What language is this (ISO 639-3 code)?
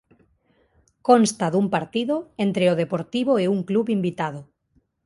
glg